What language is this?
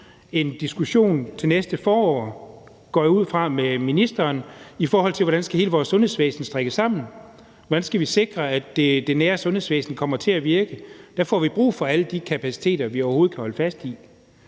Danish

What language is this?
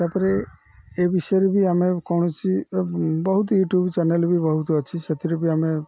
Odia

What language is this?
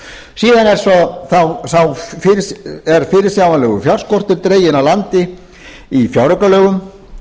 Icelandic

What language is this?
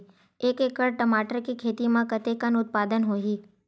Chhattisgarhi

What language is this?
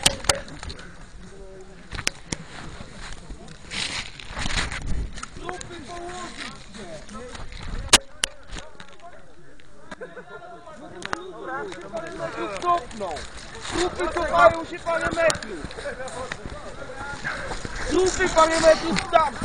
Polish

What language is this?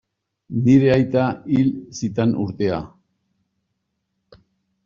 Basque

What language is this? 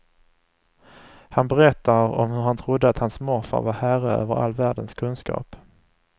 Swedish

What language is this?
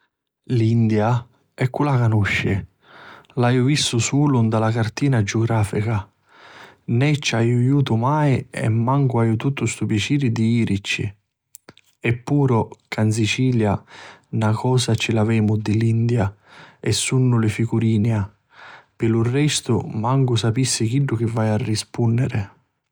Sicilian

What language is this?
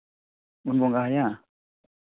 Santali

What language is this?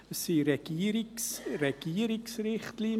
Swiss German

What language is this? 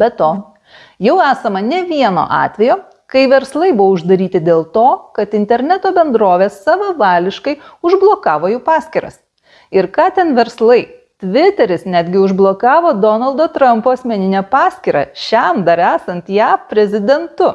Lithuanian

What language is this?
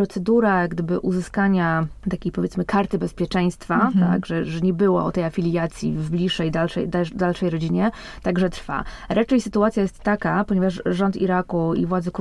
Polish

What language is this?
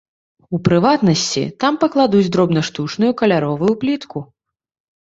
Belarusian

